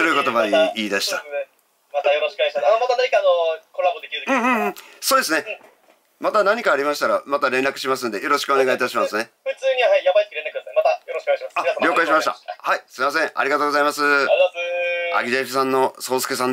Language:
Japanese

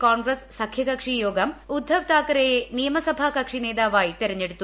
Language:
Malayalam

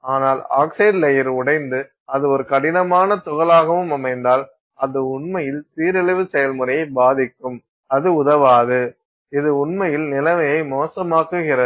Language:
Tamil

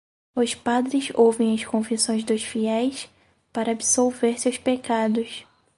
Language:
Portuguese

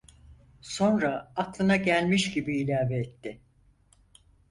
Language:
Turkish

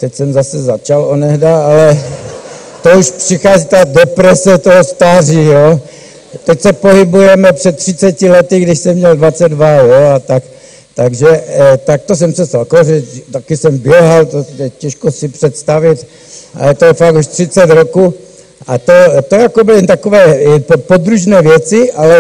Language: Czech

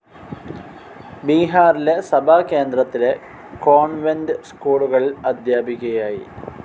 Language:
Malayalam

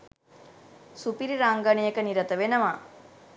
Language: Sinhala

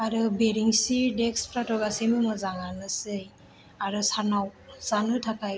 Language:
Bodo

